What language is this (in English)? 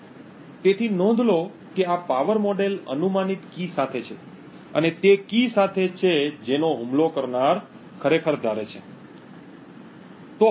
Gujarati